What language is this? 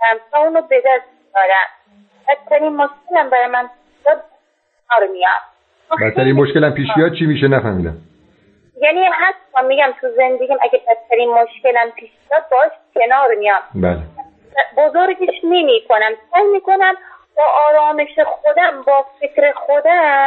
Persian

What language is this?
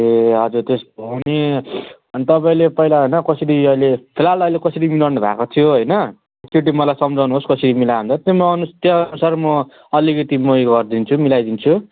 Nepali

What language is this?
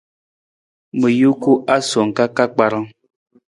Nawdm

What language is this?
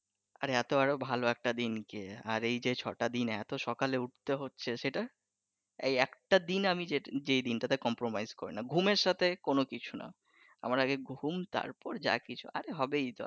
Bangla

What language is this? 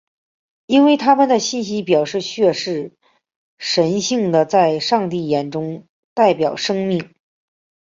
Chinese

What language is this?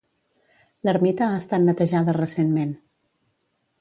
Catalan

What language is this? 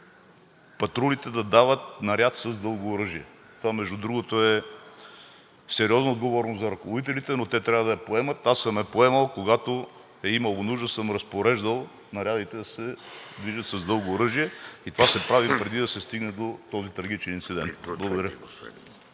Bulgarian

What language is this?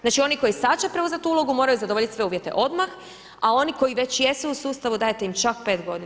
Croatian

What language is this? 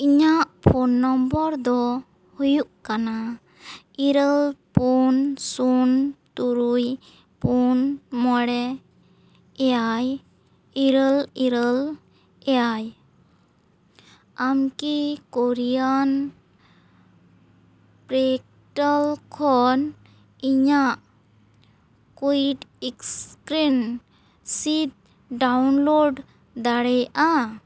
Santali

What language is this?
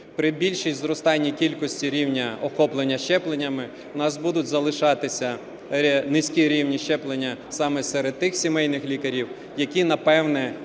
Ukrainian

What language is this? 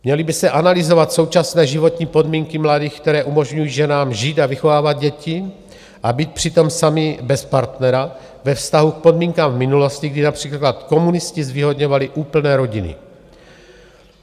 Czech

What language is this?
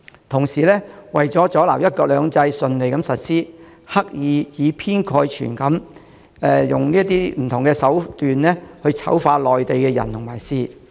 Cantonese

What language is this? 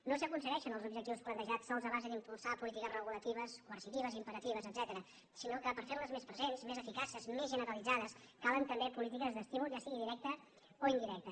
Catalan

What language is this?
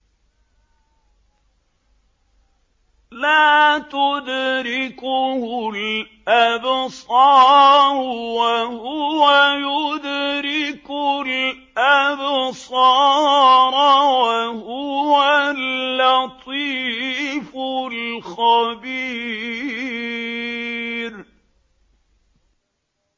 Arabic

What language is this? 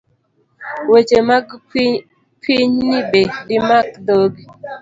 Luo (Kenya and Tanzania)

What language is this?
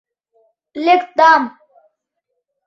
Mari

